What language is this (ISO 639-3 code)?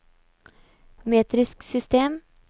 nor